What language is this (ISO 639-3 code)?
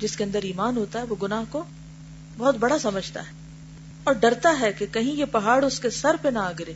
urd